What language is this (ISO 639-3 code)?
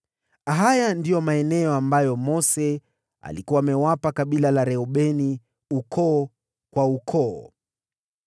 swa